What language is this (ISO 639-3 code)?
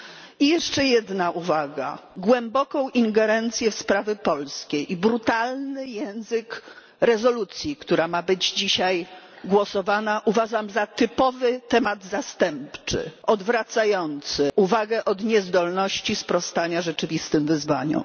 pol